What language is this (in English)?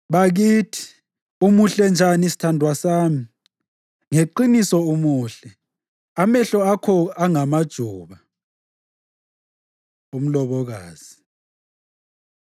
North Ndebele